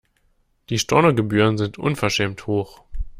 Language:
German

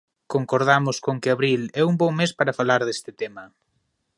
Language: Galician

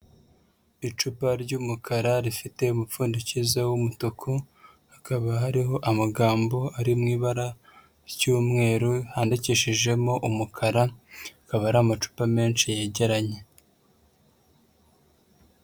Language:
Kinyarwanda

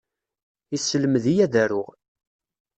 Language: Kabyle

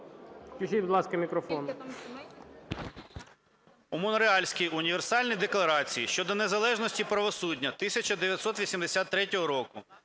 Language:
Ukrainian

